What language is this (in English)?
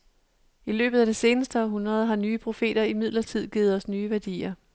Danish